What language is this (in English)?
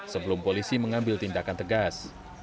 Indonesian